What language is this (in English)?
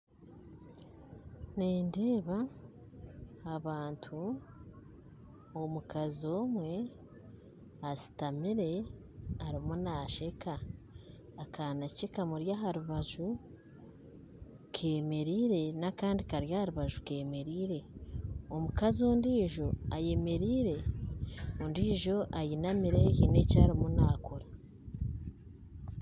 Nyankole